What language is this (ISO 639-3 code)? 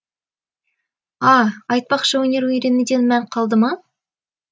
kaz